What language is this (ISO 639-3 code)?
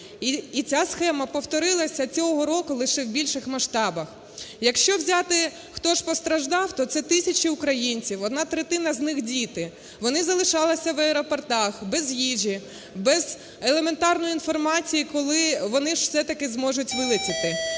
ukr